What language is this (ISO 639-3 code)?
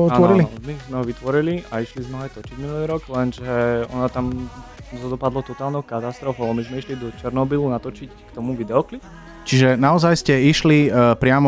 slk